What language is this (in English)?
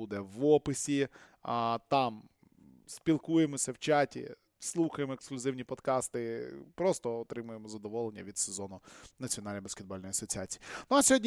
Ukrainian